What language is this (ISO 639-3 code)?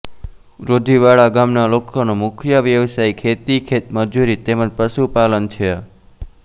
guj